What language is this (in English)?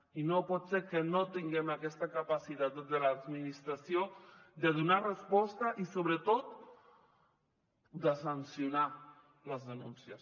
Catalan